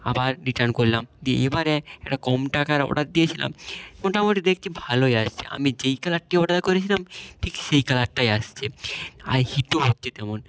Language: Bangla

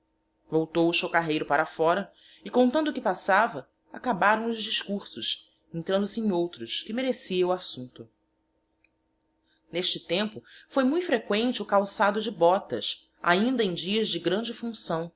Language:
Portuguese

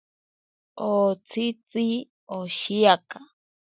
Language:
Ashéninka Perené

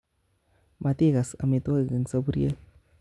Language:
Kalenjin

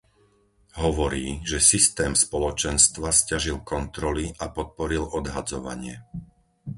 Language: Slovak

